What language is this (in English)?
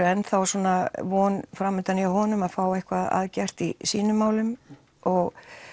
Icelandic